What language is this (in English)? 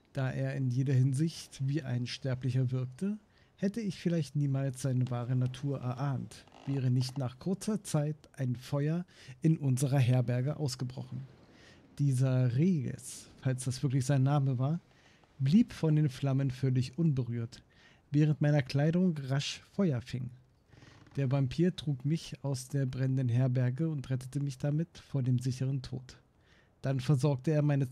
German